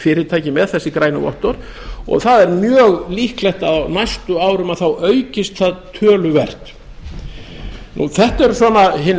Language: Icelandic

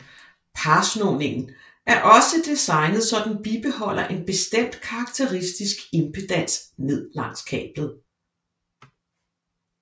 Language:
Danish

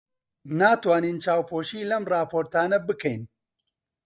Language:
Central Kurdish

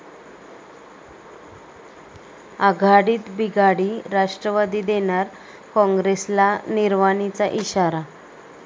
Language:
Marathi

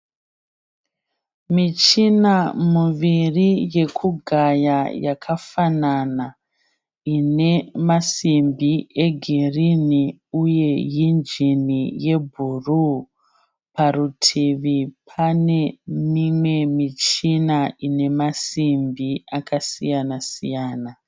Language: Shona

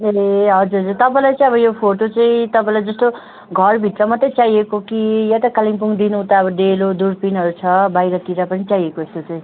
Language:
Nepali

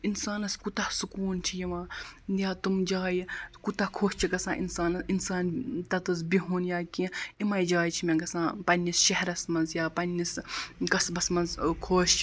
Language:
Kashmiri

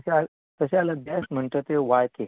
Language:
Konkani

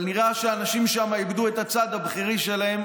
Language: Hebrew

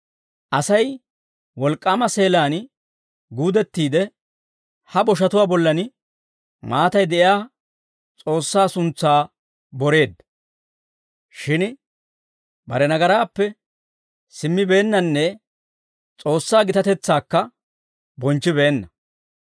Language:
Dawro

